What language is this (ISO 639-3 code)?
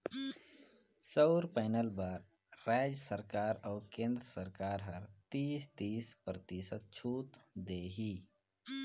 hne